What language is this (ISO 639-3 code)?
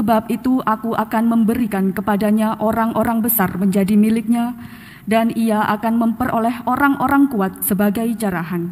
ind